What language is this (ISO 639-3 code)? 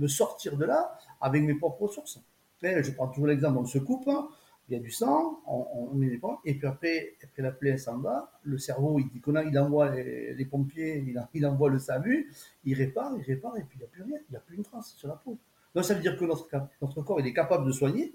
fra